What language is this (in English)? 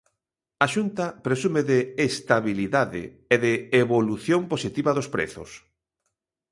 Galician